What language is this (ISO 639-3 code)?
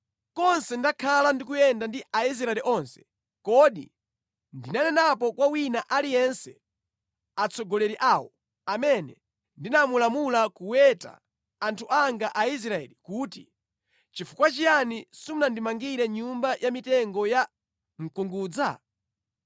nya